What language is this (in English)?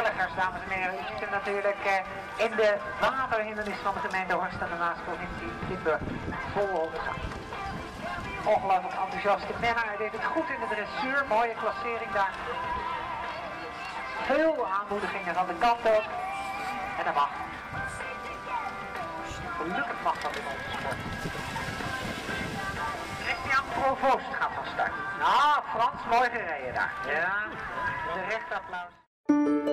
Dutch